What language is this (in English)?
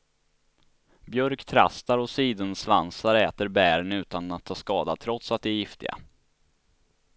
Swedish